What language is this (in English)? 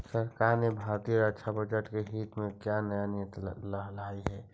Magahi